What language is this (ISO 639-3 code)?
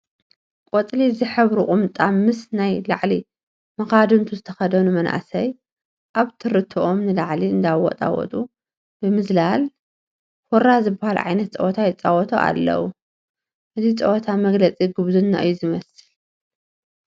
tir